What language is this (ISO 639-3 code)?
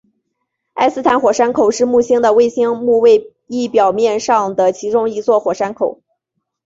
zho